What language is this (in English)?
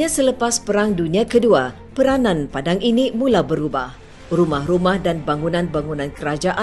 Malay